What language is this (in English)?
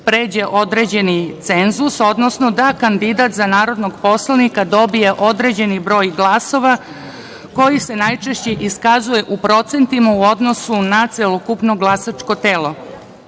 Serbian